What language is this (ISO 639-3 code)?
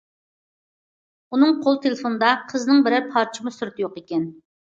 uig